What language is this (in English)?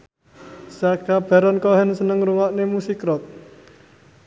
Javanese